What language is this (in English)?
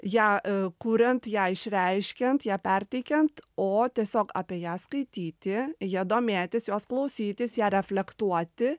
Lithuanian